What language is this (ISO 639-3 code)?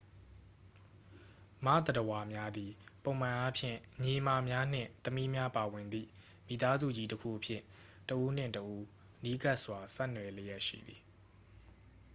mya